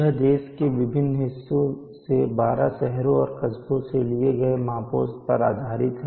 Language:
Hindi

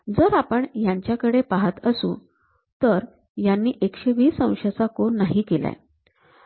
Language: Marathi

